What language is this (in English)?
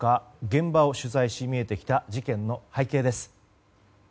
Japanese